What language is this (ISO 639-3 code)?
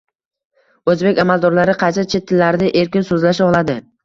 uzb